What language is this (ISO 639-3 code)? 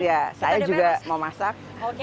ind